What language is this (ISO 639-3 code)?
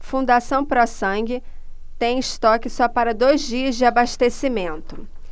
por